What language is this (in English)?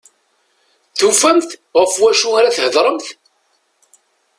Kabyle